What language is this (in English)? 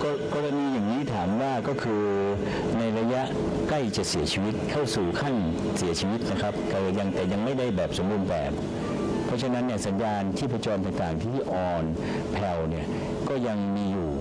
Thai